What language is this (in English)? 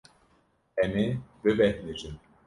Kurdish